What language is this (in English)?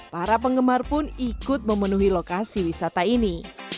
Indonesian